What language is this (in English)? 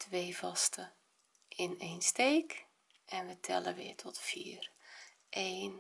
Dutch